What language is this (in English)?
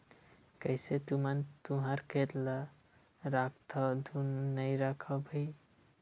Chhattisgarhi